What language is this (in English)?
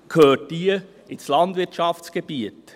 Swiss German